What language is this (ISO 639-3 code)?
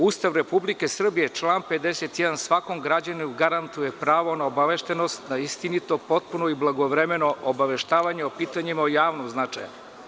srp